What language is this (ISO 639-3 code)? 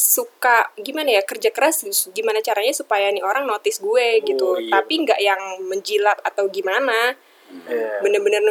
ind